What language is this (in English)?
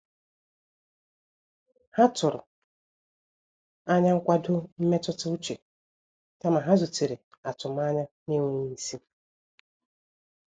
Igbo